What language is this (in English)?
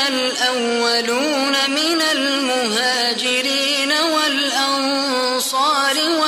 Arabic